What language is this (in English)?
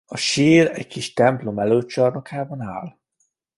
Hungarian